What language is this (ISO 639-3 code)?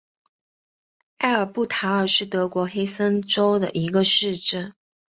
zho